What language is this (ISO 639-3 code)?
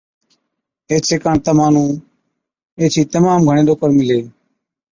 odk